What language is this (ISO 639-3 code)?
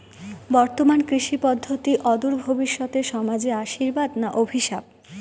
ben